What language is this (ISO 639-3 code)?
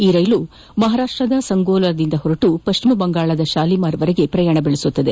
kan